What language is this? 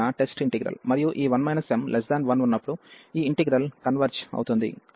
Telugu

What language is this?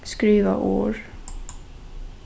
Faroese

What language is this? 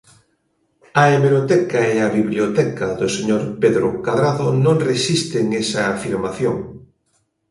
Galician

